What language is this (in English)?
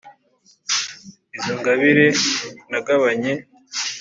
Kinyarwanda